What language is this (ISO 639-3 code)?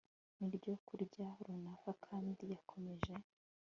kin